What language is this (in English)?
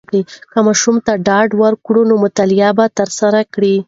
Pashto